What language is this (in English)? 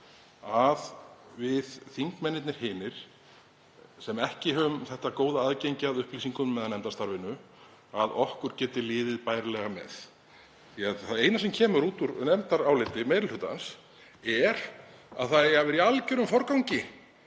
Icelandic